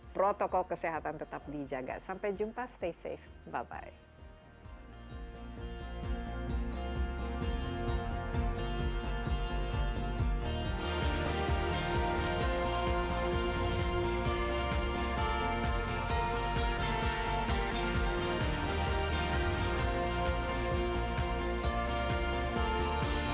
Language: Indonesian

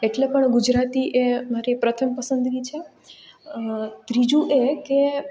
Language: Gujarati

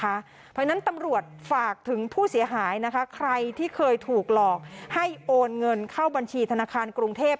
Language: Thai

